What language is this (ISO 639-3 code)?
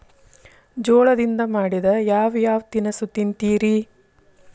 kan